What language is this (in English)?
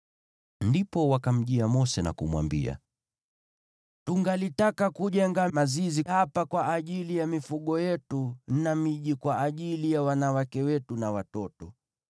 Swahili